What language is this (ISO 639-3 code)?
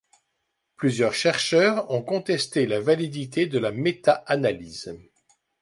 fra